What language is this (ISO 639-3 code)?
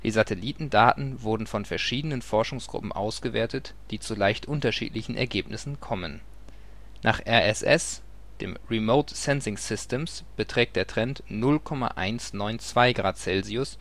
deu